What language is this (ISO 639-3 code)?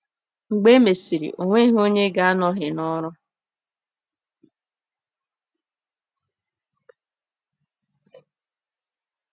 ibo